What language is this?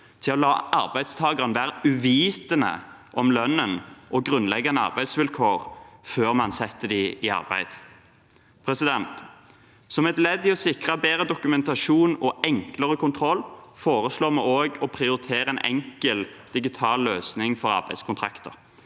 Norwegian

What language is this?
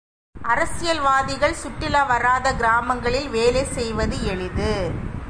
Tamil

